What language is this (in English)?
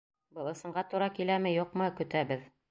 Bashkir